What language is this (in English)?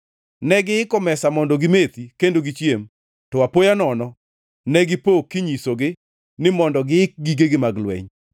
Luo (Kenya and Tanzania)